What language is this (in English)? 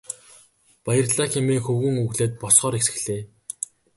Mongolian